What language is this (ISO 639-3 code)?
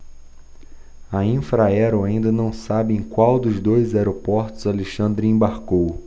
por